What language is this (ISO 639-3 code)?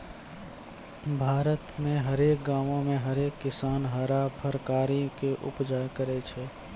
mai